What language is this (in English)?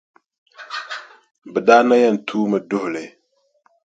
Dagbani